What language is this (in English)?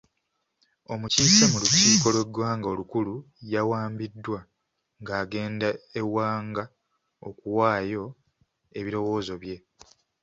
Ganda